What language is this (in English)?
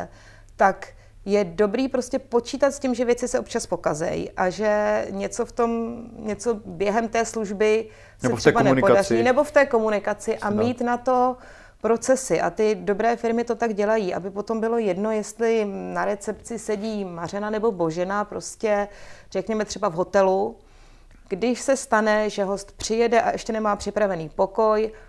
Czech